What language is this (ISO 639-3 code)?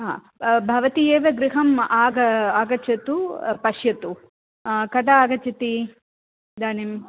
san